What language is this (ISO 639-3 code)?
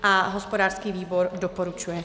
ces